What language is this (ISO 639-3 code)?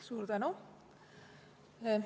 est